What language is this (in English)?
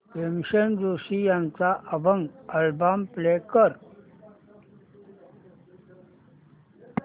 Marathi